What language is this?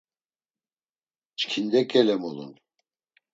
Laz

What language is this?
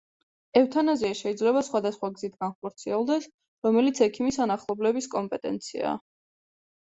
Georgian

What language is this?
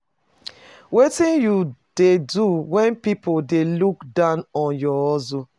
Nigerian Pidgin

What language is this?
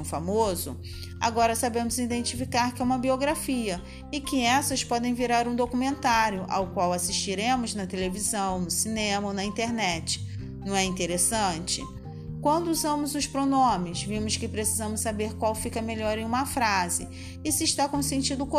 Portuguese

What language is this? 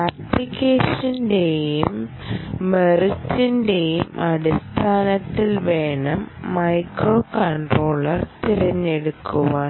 Malayalam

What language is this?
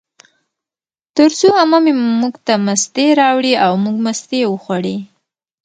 Pashto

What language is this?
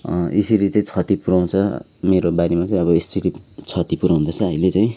Nepali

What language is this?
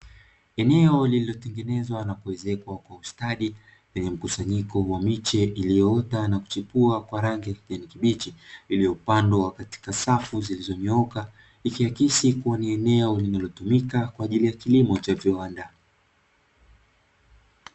Swahili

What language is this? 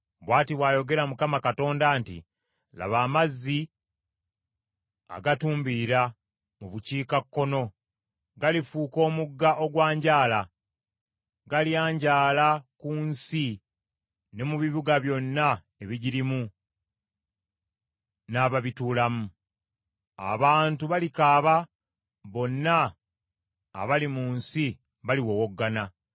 Ganda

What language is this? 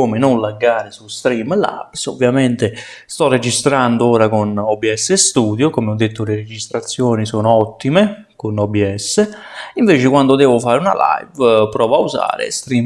Italian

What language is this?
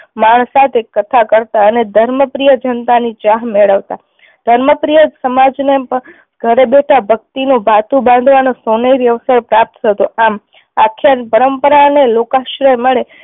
Gujarati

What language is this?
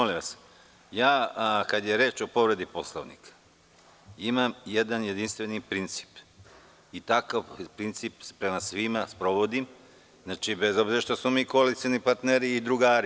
Serbian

